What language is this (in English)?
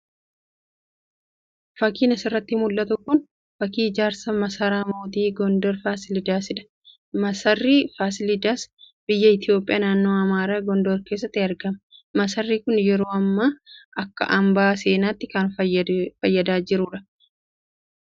Oromo